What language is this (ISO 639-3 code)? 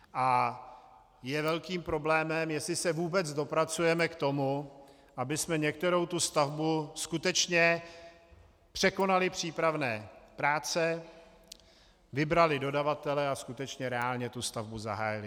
ces